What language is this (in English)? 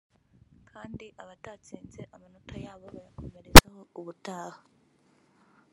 Kinyarwanda